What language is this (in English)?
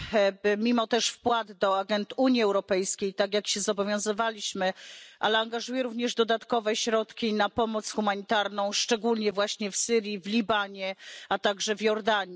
Polish